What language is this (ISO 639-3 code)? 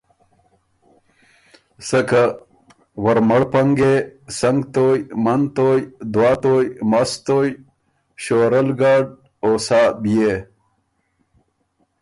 oru